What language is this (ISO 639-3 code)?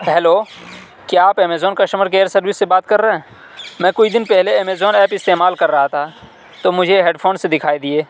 urd